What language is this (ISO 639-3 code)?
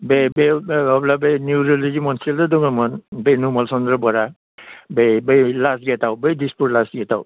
brx